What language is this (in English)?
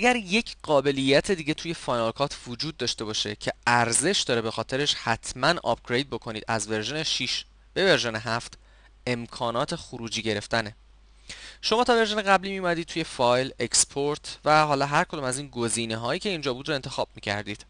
Persian